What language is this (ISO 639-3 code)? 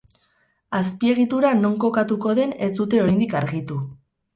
eus